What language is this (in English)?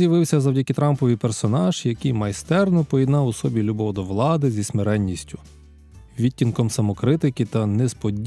Ukrainian